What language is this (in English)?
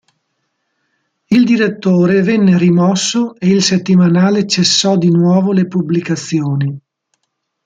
Italian